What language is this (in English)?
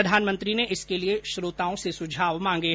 Hindi